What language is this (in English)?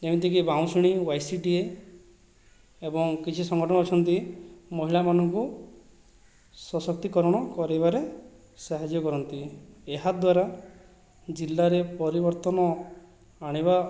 Odia